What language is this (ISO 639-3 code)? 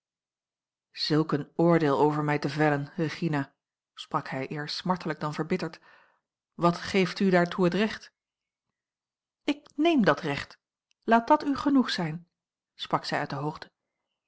nld